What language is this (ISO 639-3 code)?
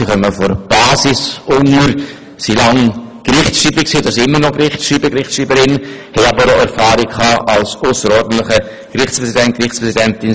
gsw